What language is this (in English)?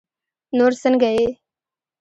Pashto